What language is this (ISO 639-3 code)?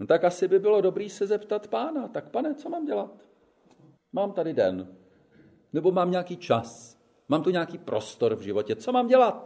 ces